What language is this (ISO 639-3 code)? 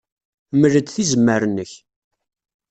kab